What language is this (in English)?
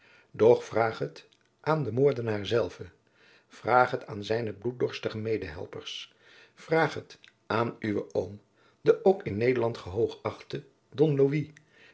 Dutch